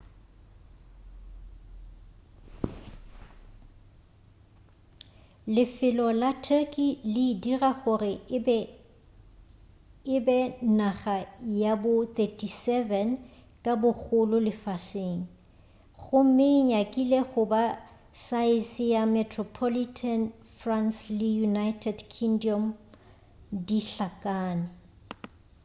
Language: Northern Sotho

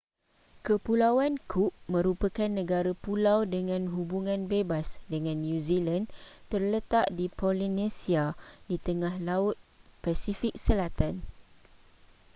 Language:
Malay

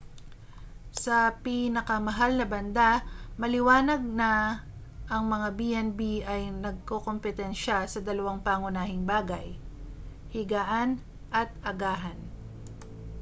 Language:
Filipino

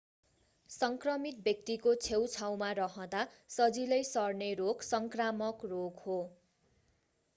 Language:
Nepali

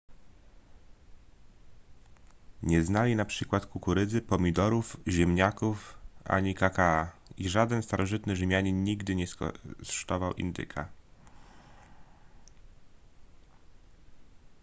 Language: Polish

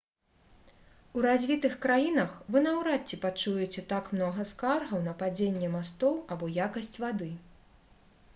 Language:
Belarusian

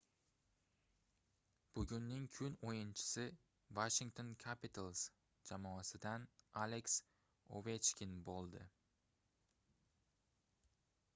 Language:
Uzbek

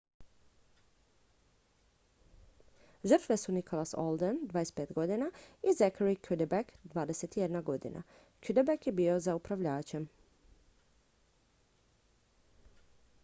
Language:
Croatian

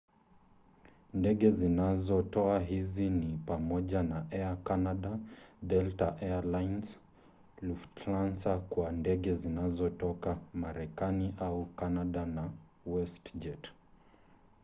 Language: Swahili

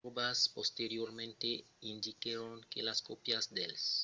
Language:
Occitan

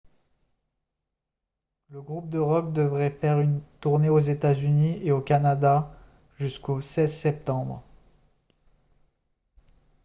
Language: French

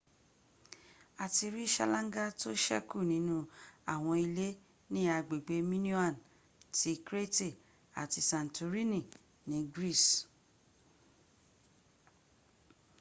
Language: Yoruba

